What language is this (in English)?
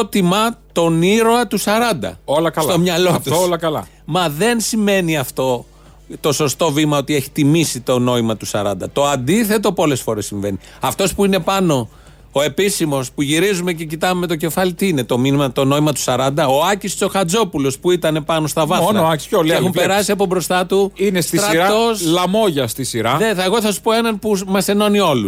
Greek